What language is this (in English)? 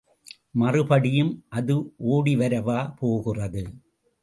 Tamil